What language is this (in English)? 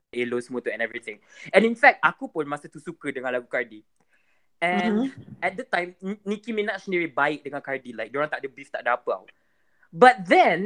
Malay